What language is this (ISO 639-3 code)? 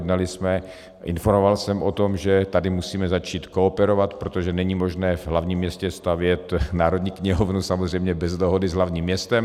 ces